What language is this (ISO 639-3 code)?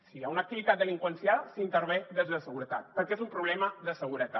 cat